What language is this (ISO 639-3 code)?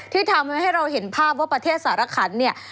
tha